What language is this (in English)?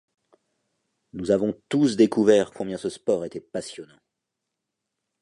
French